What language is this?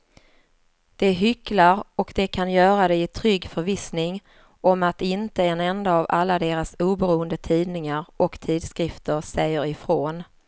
Swedish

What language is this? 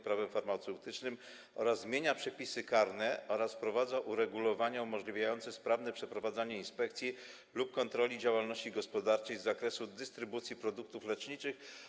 Polish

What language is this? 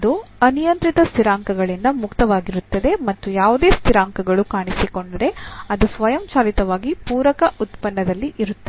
Kannada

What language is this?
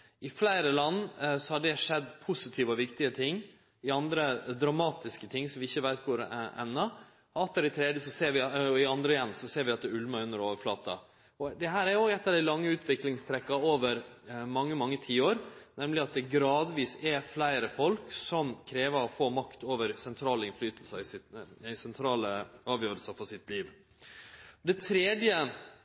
Norwegian Nynorsk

